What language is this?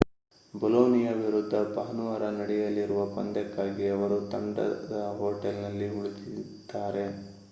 Kannada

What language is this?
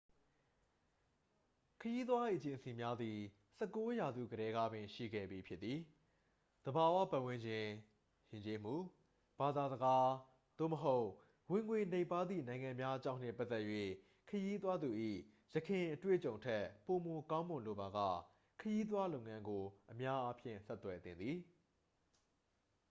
Burmese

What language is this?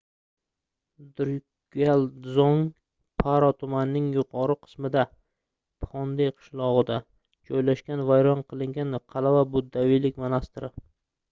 Uzbek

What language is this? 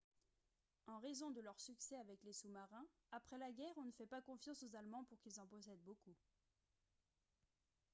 French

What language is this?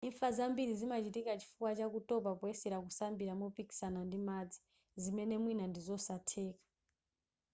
Nyanja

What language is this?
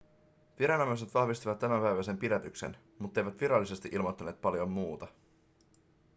Finnish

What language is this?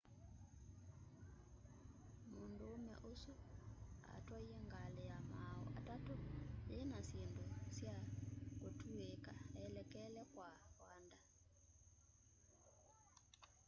Kamba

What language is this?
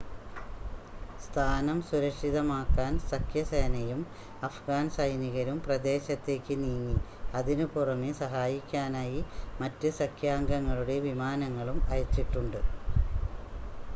Malayalam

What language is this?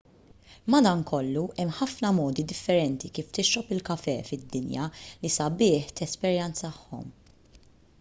Maltese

